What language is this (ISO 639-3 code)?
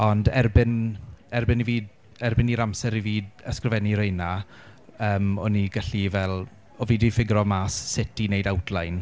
cym